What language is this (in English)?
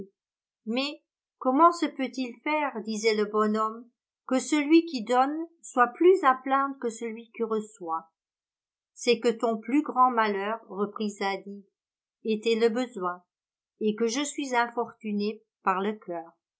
French